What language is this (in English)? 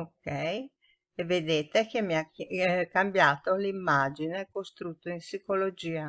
Italian